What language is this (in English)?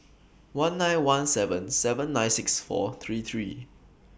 English